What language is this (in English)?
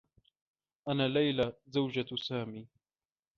Arabic